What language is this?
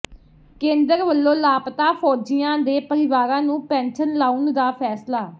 Punjabi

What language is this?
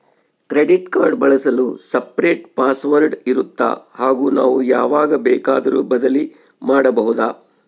Kannada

